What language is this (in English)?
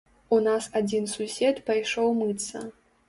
Belarusian